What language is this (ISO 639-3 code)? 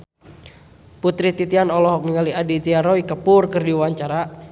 sun